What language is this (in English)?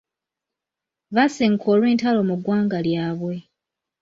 Ganda